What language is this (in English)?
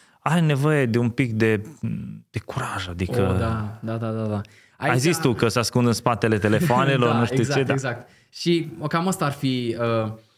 Romanian